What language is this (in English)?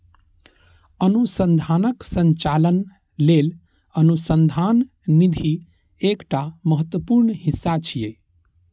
Maithili